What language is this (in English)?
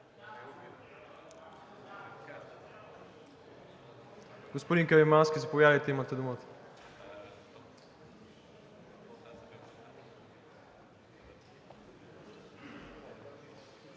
Bulgarian